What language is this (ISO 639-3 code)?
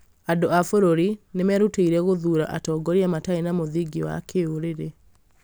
kik